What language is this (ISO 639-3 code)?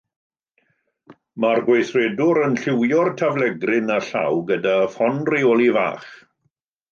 cym